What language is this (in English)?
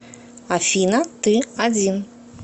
Russian